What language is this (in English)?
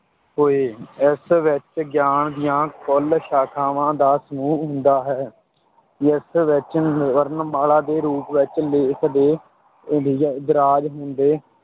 Punjabi